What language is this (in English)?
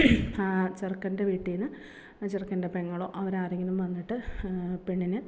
Malayalam